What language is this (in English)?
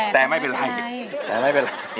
Thai